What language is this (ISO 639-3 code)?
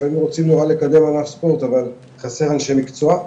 heb